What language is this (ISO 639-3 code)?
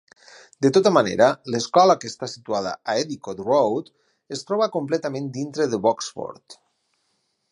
cat